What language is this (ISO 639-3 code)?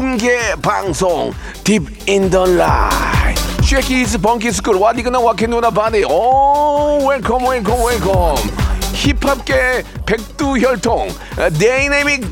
kor